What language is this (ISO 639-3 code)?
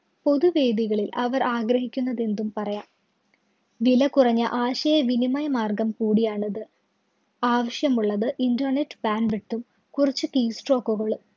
mal